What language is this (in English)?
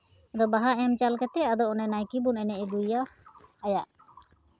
Santali